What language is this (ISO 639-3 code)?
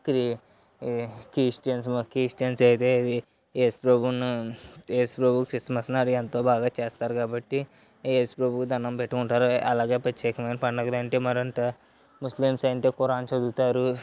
tel